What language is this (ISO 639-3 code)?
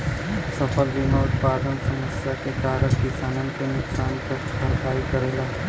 bho